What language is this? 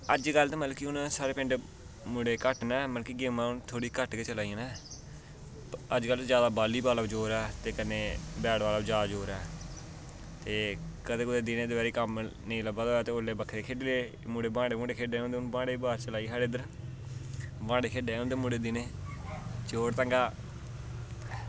Dogri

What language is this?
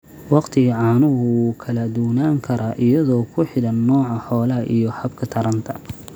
Somali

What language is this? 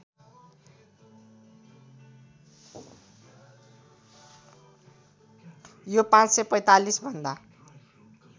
Nepali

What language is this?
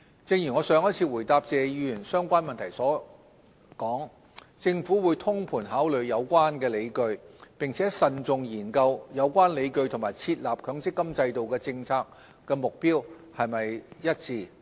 Cantonese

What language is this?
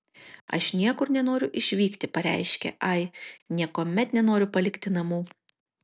Lithuanian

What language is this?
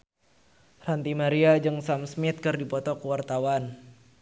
Sundanese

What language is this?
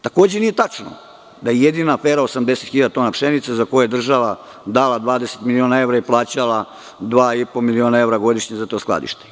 Serbian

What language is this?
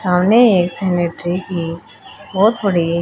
Hindi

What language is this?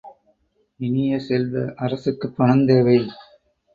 Tamil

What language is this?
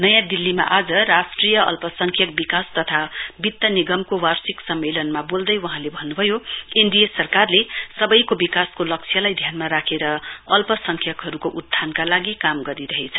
Nepali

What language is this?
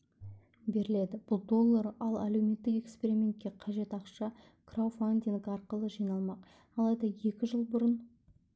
Kazakh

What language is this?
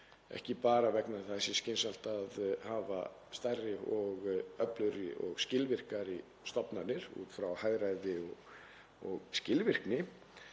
Icelandic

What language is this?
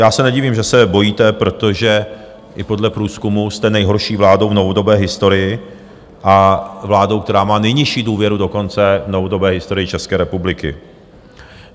Czech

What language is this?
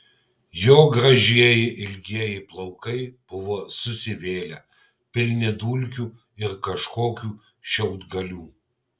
Lithuanian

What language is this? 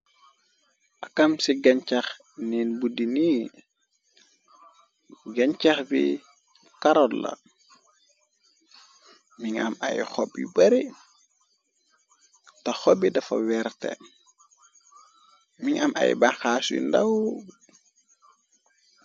Wolof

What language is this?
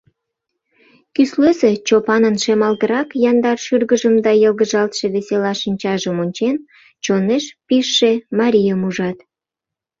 Mari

